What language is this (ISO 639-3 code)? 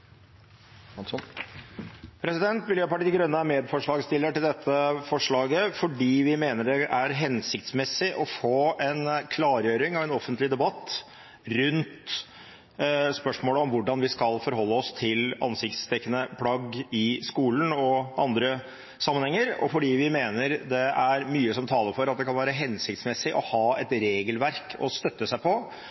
nob